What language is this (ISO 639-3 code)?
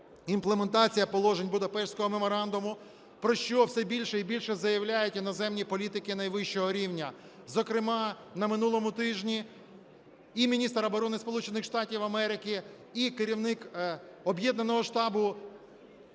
ukr